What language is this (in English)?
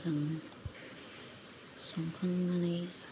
Bodo